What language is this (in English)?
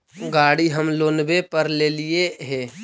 Magahi